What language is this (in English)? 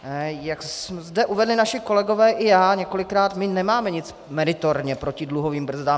Czech